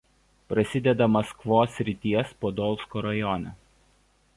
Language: Lithuanian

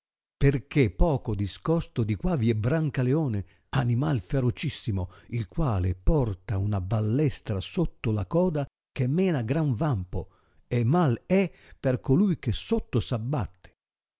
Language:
Italian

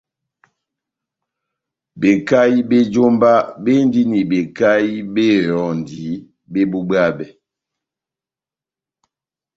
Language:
Batanga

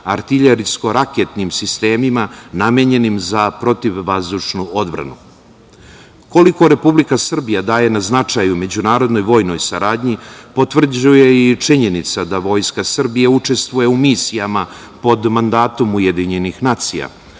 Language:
Serbian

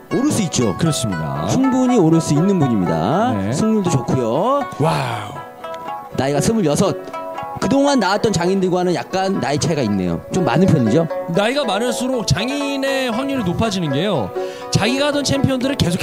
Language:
Korean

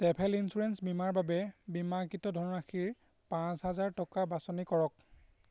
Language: Assamese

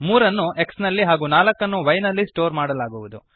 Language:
Kannada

